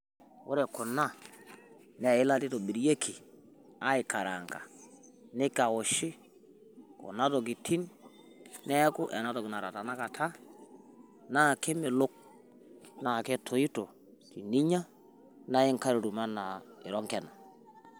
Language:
Masai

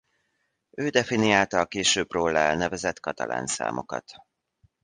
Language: Hungarian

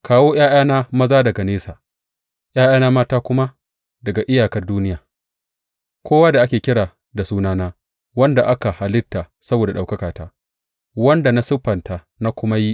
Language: Hausa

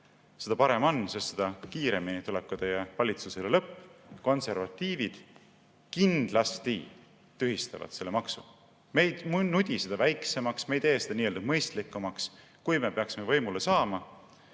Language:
Estonian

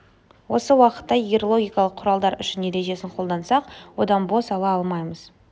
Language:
Kazakh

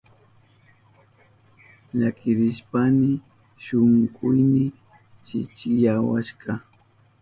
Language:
Southern Pastaza Quechua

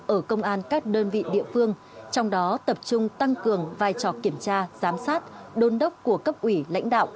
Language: Vietnamese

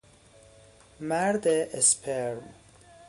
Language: Persian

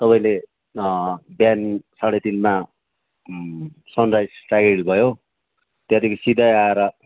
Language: Nepali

